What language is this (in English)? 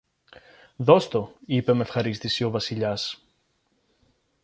Greek